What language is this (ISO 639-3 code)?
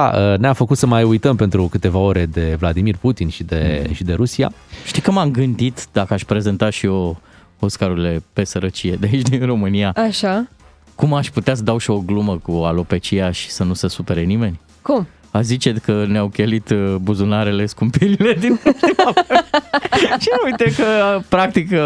ron